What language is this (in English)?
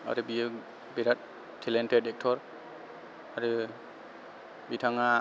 Bodo